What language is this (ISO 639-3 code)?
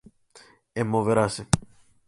glg